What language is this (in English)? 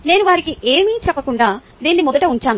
Telugu